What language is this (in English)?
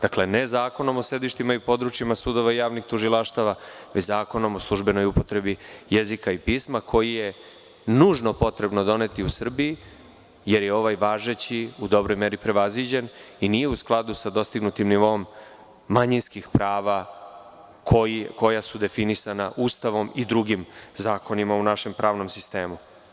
Serbian